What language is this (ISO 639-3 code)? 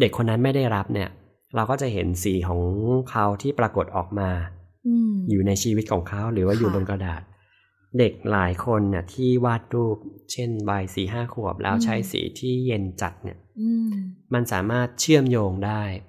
tha